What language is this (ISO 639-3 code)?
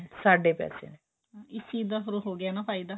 pan